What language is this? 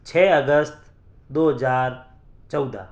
Urdu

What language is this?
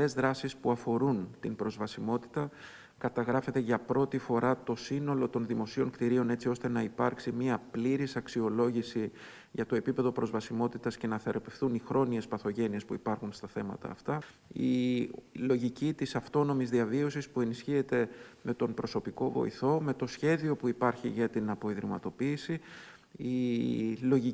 Greek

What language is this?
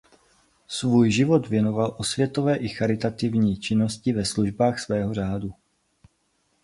Czech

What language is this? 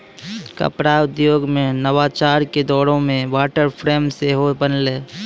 Maithili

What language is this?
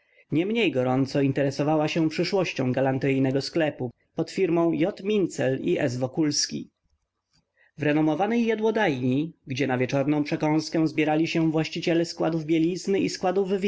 Polish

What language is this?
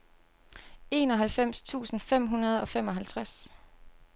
Danish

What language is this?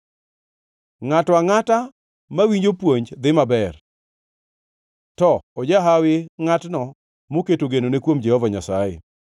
Luo (Kenya and Tanzania)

